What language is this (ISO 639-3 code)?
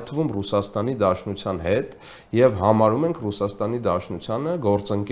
ron